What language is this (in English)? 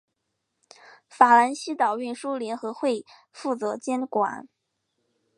Chinese